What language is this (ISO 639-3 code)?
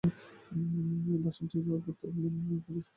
ben